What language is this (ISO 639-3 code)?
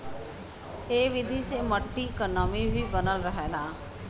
bho